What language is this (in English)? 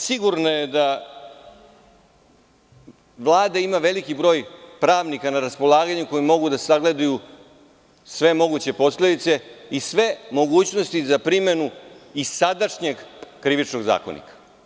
Serbian